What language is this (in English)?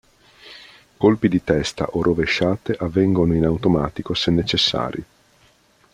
Italian